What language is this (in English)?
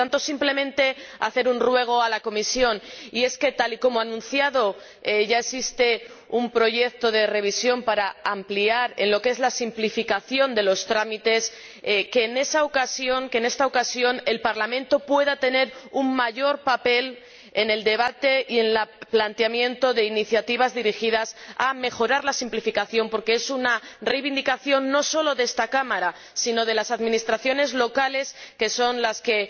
Spanish